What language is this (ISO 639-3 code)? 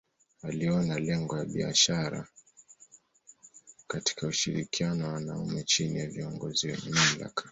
swa